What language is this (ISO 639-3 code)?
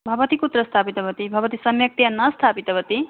san